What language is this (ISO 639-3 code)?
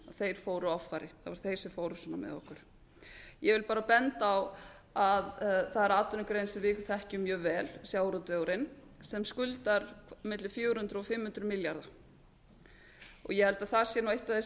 isl